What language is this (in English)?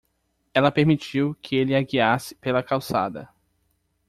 Portuguese